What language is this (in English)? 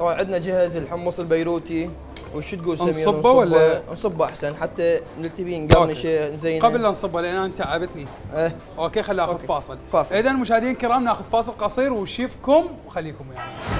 Arabic